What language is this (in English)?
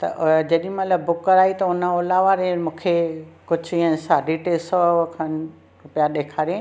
Sindhi